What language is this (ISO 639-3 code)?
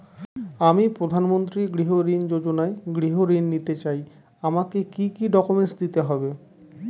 ben